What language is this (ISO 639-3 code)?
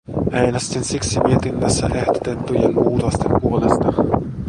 fin